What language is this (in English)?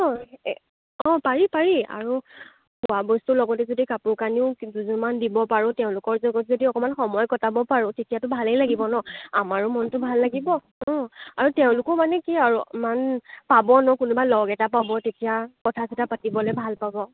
Assamese